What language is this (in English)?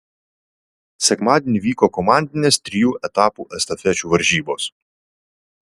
Lithuanian